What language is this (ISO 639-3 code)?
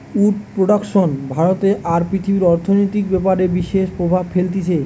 ben